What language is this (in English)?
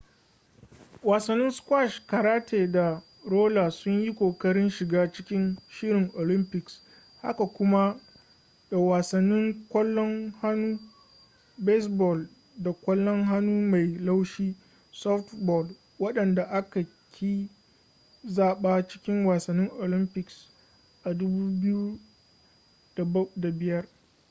Hausa